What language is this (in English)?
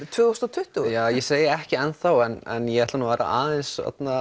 Icelandic